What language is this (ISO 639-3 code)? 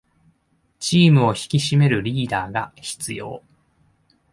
jpn